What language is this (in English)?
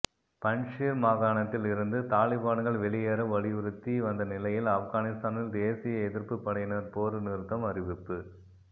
Tamil